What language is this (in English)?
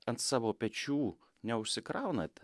Lithuanian